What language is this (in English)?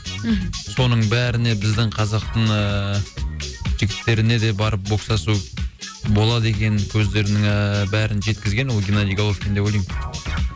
Kazakh